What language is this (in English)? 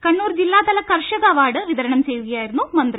Malayalam